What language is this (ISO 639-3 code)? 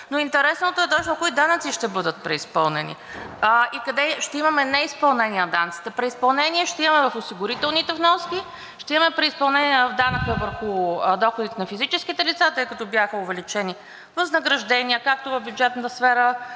bul